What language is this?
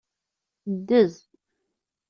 Kabyle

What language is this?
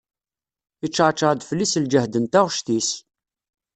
Kabyle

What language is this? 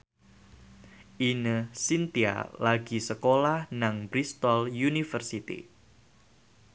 Javanese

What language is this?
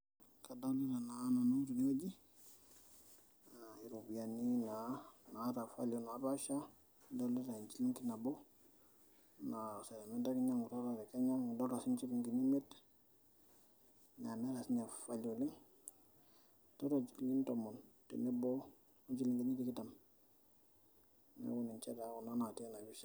Masai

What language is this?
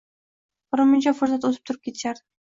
Uzbek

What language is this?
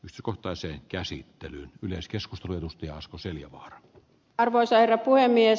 Finnish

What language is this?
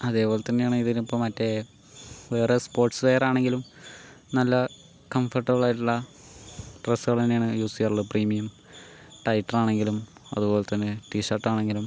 Malayalam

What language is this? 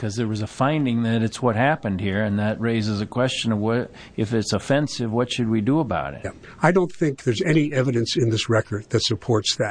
English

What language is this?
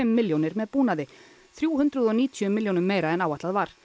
Icelandic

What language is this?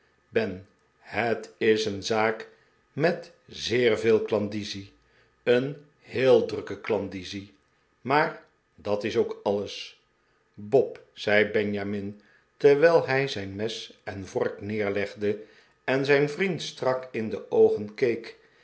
Dutch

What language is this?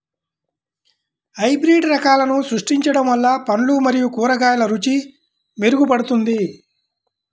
Telugu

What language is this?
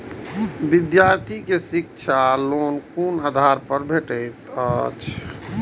Maithili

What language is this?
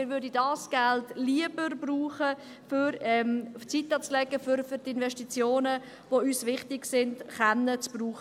Swiss German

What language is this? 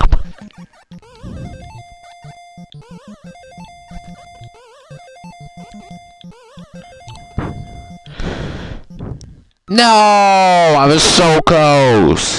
English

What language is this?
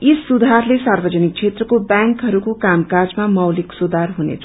Nepali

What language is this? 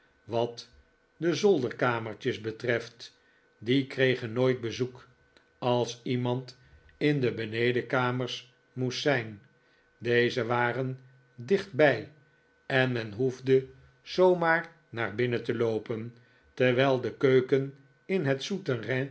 Dutch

